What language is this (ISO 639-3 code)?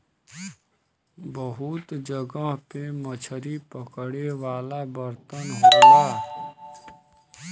bho